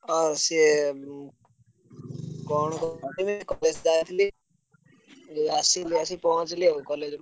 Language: Odia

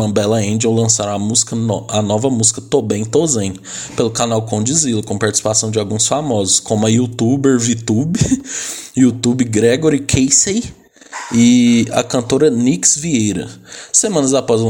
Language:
Portuguese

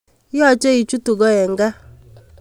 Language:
Kalenjin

